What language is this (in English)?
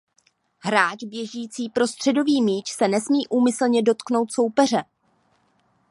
Czech